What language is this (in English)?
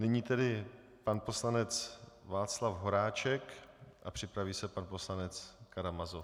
Czech